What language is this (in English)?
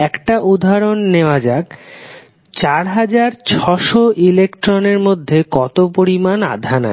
Bangla